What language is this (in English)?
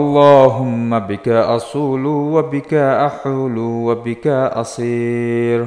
Arabic